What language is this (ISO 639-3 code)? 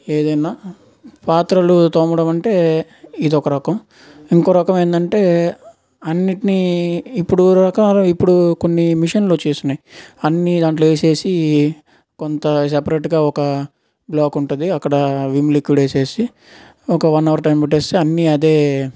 tel